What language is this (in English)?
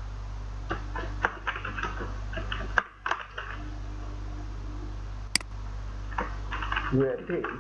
Vietnamese